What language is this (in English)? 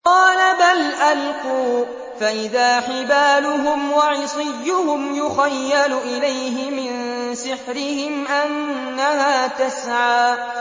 Arabic